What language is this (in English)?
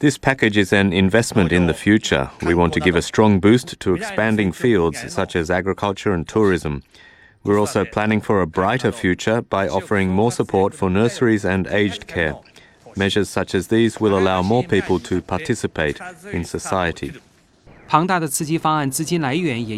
Chinese